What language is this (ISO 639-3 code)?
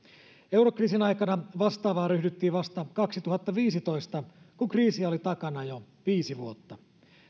fin